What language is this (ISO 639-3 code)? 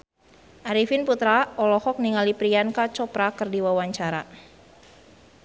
sun